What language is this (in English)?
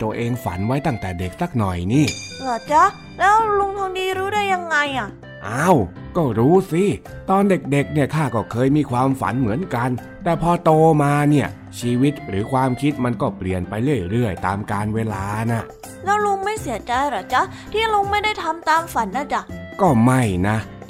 Thai